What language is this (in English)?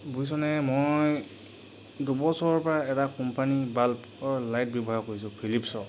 Assamese